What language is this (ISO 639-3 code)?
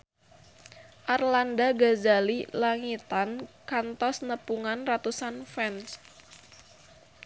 sun